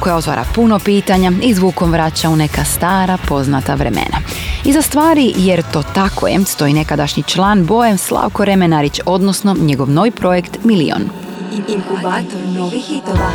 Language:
Croatian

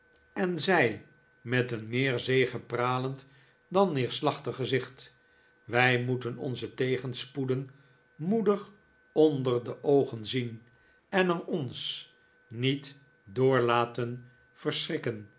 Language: Dutch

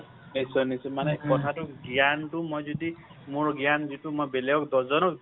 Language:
Assamese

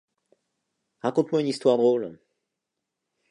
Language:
French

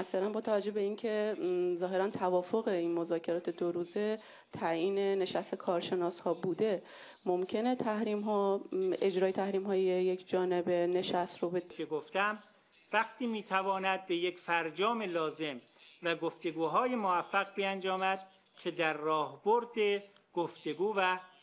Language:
Persian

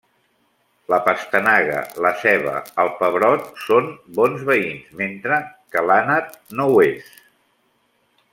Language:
Catalan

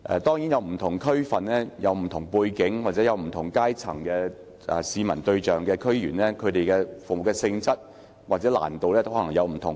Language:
Cantonese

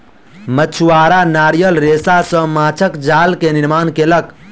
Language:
Maithili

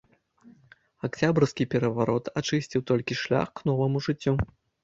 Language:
Belarusian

